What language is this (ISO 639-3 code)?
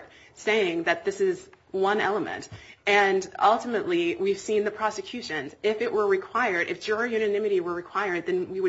eng